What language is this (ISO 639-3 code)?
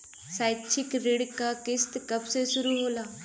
bho